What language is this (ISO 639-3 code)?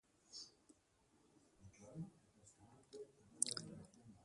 eus